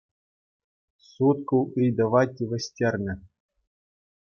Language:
Chuvash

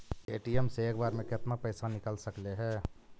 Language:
Magahi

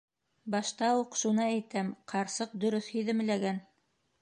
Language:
Bashkir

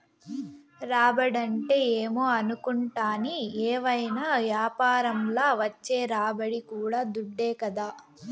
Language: Telugu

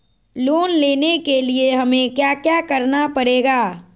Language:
Magahi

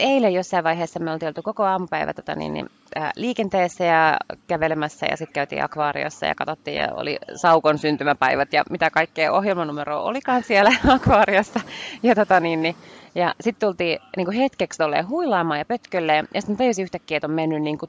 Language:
Finnish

